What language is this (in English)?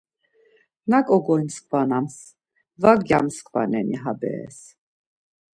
Laz